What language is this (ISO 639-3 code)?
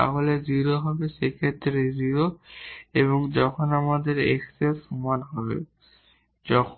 ben